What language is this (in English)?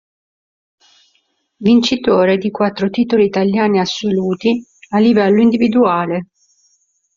Italian